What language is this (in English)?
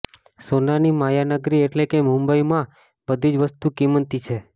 Gujarati